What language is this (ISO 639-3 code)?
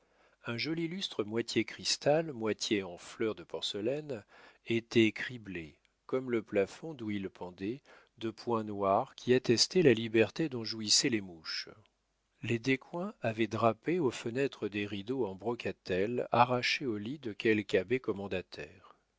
fra